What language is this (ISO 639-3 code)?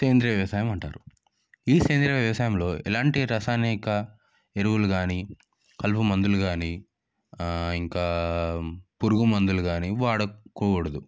tel